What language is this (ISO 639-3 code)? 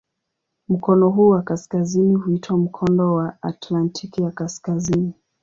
swa